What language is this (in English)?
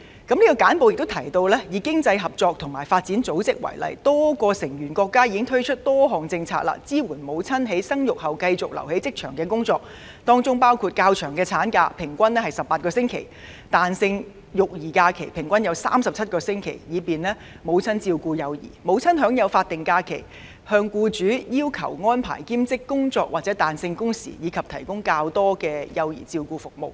Cantonese